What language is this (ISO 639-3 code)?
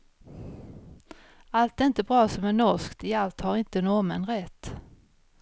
swe